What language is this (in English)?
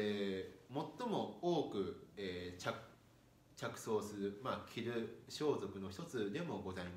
Japanese